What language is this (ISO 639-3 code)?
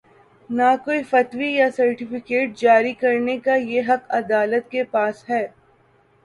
urd